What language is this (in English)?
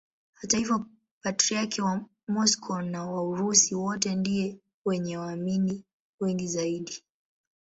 Swahili